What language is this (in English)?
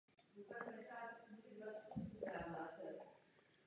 Czech